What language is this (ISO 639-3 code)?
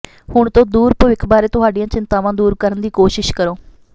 pan